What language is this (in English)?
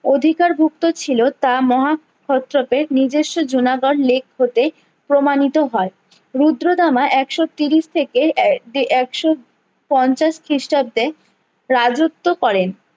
Bangla